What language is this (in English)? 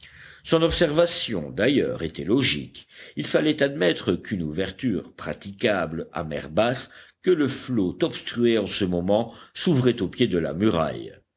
French